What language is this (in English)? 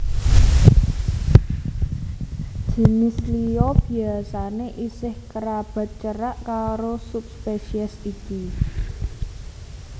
Javanese